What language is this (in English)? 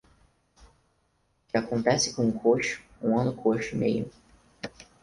Portuguese